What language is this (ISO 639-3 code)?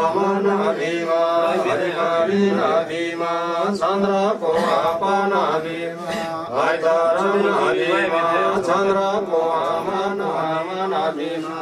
tur